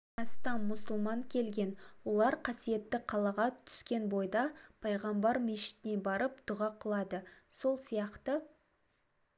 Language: Kazakh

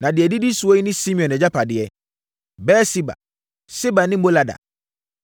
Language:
Akan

